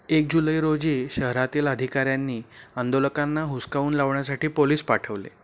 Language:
Marathi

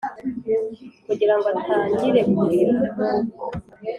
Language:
Kinyarwanda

